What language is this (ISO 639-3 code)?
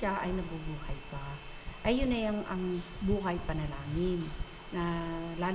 fil